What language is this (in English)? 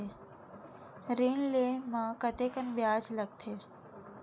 Chhattisgarhi